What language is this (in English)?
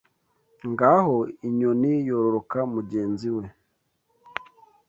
Kinyarwanda